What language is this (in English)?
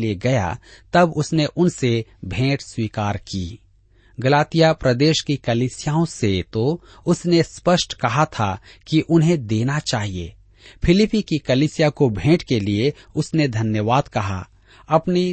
Hindi